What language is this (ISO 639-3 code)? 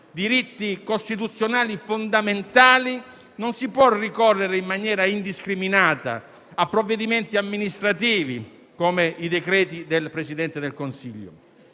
ita